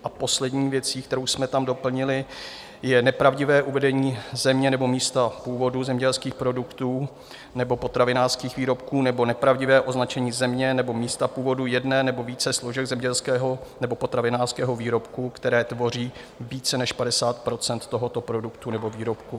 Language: Czech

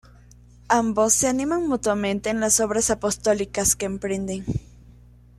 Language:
Spanish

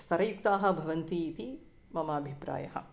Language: Sanskrit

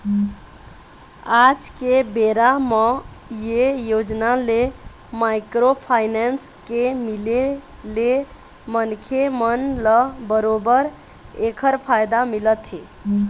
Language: Chhattisgarhi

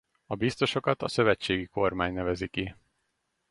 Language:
Hungarian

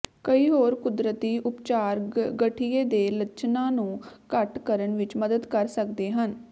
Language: Punjabi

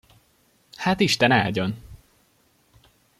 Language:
Hungarian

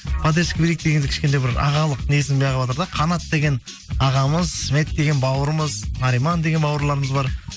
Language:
Kazakh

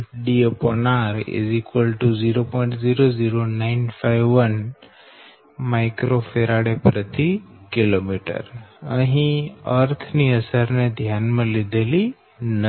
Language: Gujarati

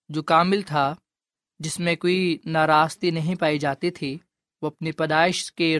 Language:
Urdu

